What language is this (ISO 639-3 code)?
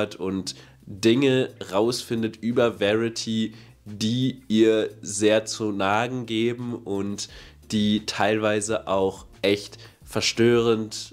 deu